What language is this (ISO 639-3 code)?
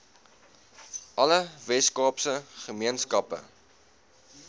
afr